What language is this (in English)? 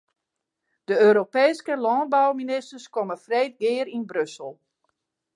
Western Frisian